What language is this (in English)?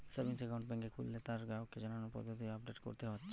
Bangla